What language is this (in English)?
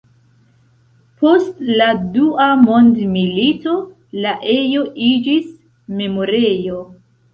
Esperanto